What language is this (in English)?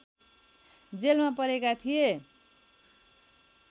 Nepali